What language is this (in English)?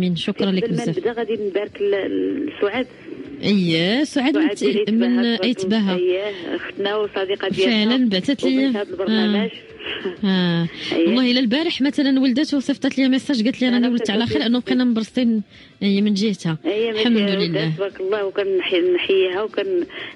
Arabic